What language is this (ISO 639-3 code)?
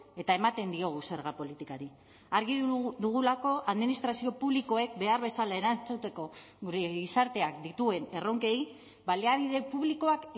eus